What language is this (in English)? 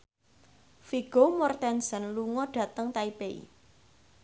Javanese